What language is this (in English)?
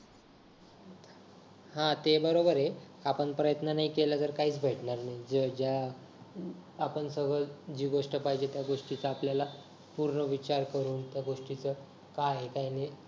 Marathi